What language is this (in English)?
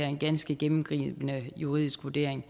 Danish